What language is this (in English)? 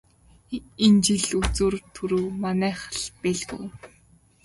Mongolian